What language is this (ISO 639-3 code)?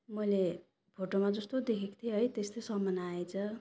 nep